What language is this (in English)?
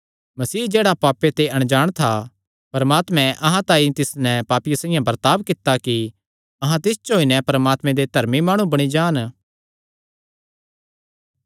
Kangri